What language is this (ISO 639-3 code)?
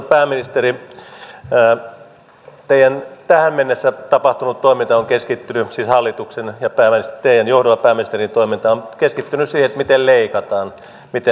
fin